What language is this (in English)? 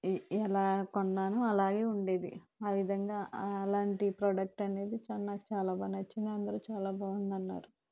Telugu